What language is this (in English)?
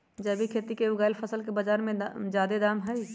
Magahi